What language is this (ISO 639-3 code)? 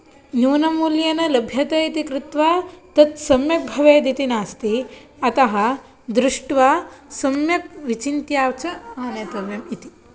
san